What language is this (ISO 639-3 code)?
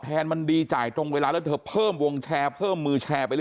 tha